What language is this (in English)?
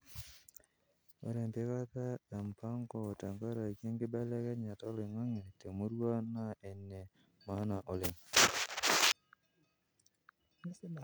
Masai